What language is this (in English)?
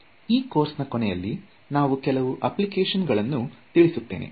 Kannada